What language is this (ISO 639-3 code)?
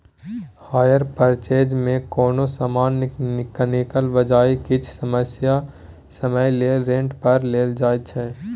mai